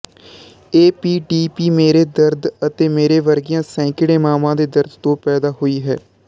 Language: Punjabi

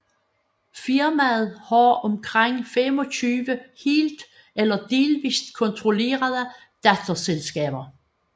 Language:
Danish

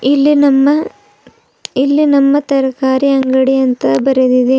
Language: Kannada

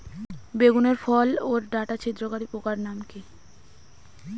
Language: Bangla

